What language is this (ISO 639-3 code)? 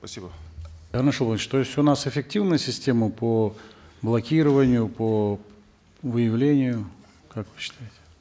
kaz